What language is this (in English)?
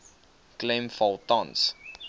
Afrikaans